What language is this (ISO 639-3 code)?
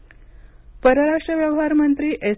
mar